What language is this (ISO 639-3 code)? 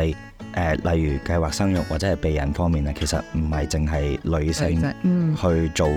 zho